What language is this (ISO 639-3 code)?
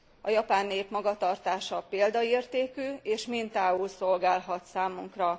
hun